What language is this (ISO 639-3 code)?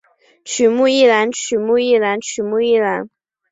zho